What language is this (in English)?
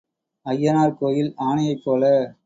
Tamil